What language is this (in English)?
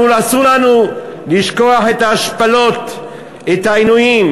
Hebrew